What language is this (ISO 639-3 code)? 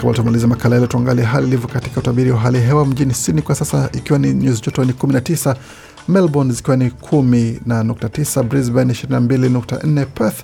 swa